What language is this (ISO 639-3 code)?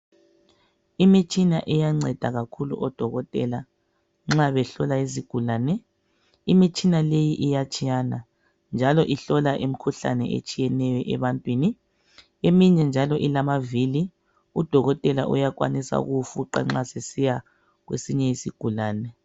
nde